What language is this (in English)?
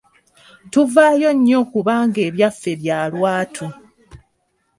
Ganda